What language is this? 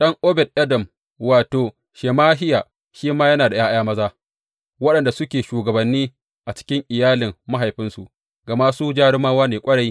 Hausa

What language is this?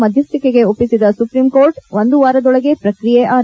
Kannada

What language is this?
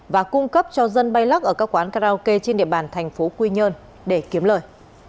Vietnamese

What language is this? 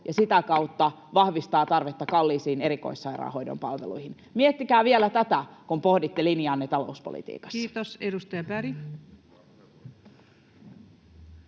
Finnish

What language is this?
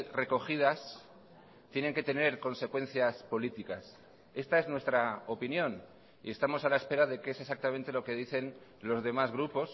Spanish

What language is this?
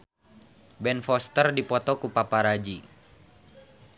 Sundanese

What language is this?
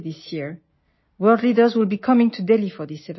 Assamese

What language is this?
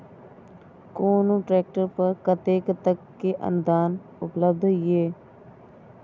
Maithili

